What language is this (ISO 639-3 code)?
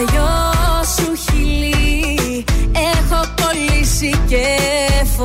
ell